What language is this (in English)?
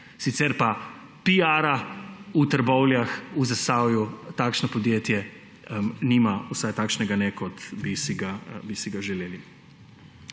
Slovenian